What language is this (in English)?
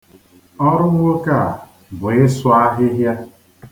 Igbo